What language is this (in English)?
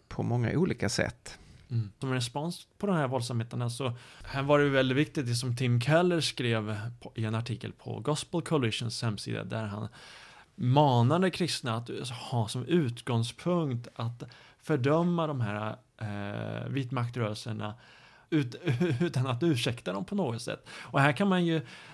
Swedish